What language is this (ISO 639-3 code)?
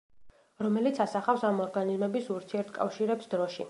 kat